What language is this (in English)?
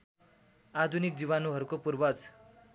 Nepali